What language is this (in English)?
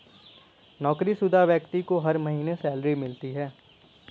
Hindi